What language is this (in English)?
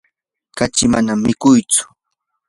Yanahuanca Pasco Quechua